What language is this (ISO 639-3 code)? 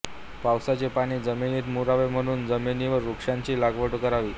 mar